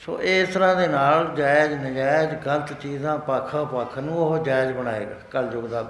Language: Punjabi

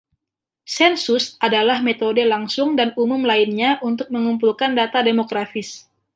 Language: Indonesian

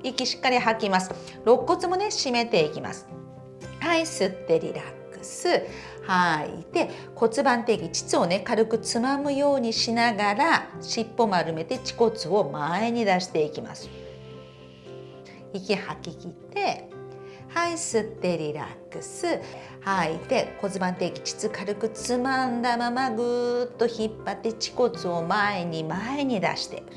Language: Japanese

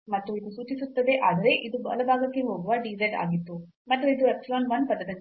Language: Kannada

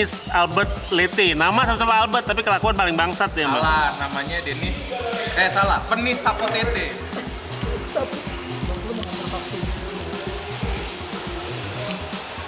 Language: Indonesian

